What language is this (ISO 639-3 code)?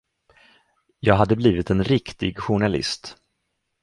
swe